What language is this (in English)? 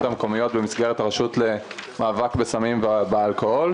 Hebrew